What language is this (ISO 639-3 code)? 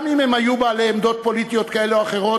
heb